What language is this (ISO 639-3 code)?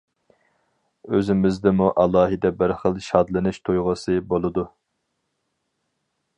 uig